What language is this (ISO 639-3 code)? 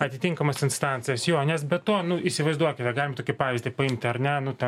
lit